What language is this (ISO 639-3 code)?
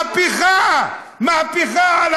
heb